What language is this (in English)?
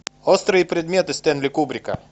Russian